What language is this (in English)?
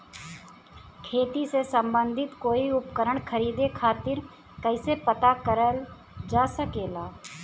Bhojpuri